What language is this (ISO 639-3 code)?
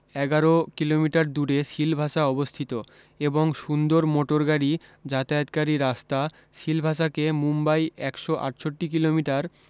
ben